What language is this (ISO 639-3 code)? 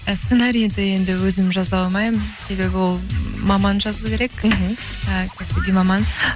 kaz